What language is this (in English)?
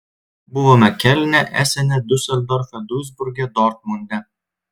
Lithuanian